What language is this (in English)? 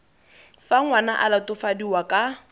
Tswana